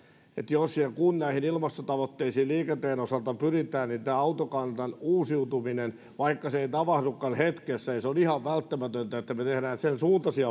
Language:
Finnish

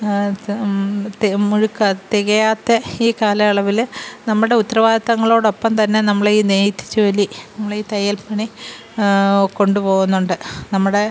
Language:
Malayalam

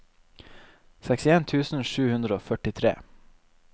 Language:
Norwegian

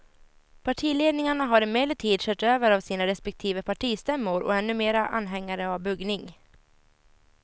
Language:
Swedish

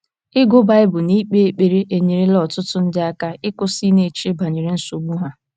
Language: Igbo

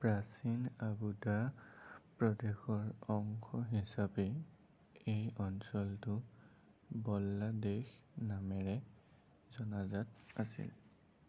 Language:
Assamese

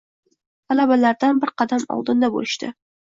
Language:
Uzbek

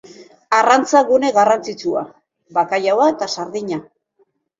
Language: Basque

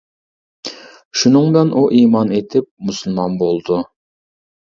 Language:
Uyghur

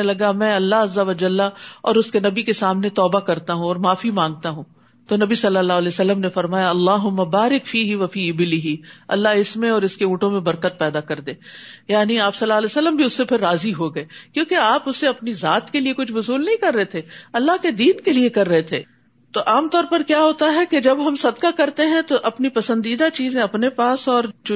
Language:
Urdu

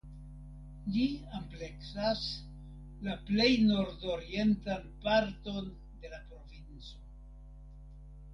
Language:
Esperanto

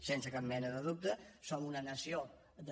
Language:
Catalan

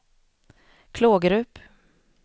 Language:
Swedish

